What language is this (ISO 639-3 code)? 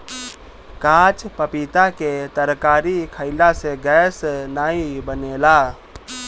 bho